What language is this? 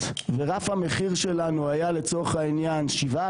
Hebrew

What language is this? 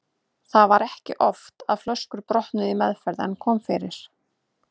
Icelandic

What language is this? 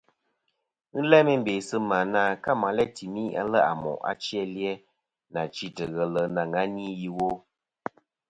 Kom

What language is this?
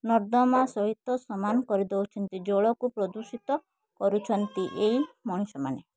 Odia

